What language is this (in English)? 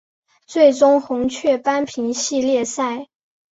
Chinese